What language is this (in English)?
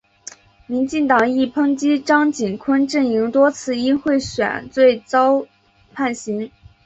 Chinese